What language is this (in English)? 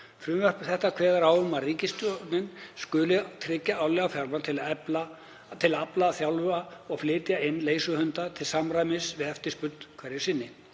Icelandic